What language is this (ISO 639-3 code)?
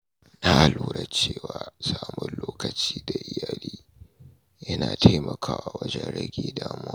hau